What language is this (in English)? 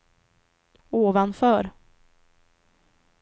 Swedish